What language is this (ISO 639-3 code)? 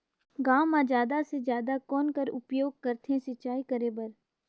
hne